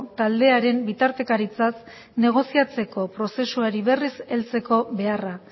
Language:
Basque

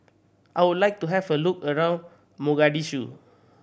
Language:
English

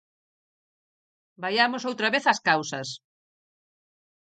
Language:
Galician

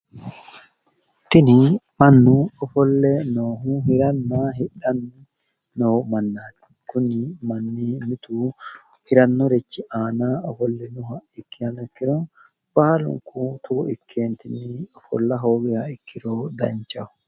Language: Sidamo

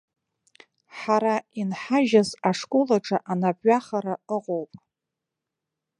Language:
Abkhazian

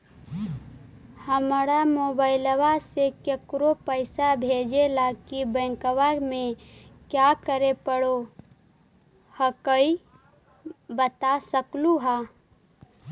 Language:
Magahi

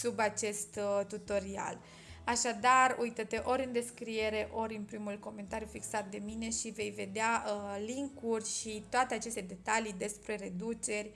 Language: Romanian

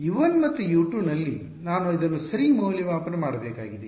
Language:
Kannada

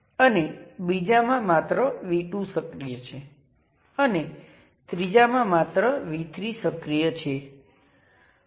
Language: Gujarati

